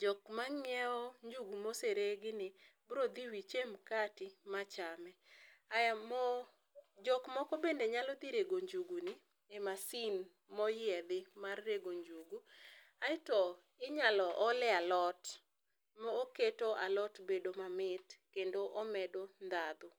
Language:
Luo (Kenya and Tanzania)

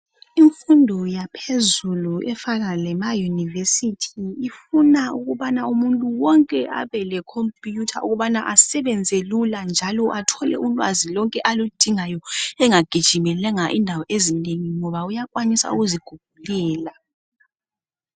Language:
North Ndebele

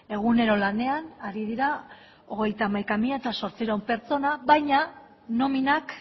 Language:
Basque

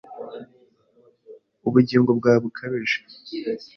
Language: Kinyarwanda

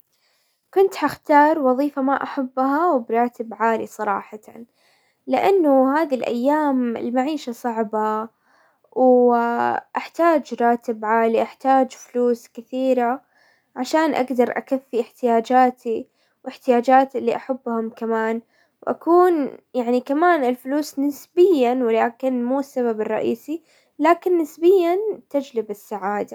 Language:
Hijazi Arabic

